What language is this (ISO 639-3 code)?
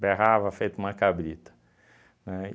por